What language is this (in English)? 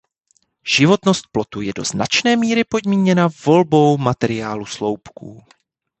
Czech